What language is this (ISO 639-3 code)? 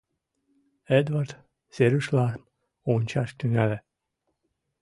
chm